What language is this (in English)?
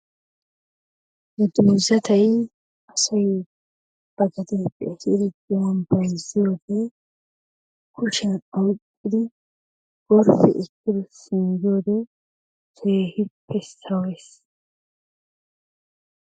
Wolaytta